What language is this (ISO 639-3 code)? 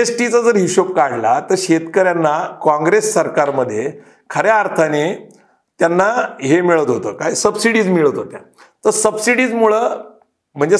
mar